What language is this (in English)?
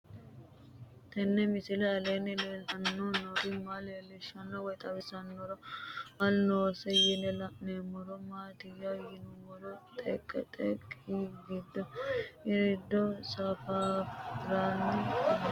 Sidamo